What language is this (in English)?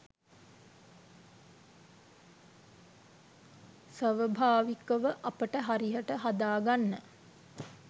Sinhala